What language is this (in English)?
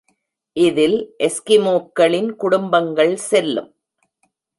Tamil